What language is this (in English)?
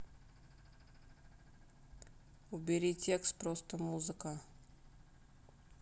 Russian